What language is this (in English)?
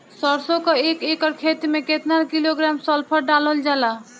Bhojpuri